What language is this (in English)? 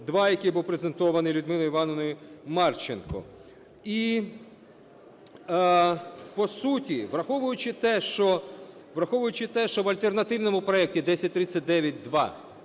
Ukrainian